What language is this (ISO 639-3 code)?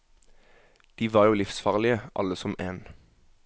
nor